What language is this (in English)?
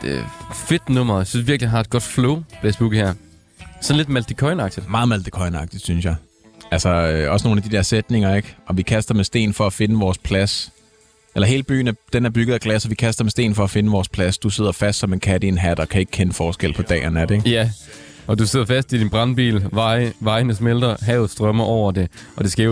Danish